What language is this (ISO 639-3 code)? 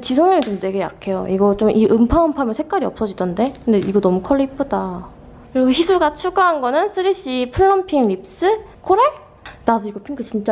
kor